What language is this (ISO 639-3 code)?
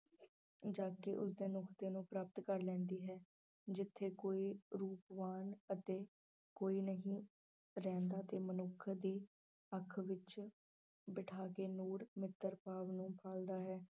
pan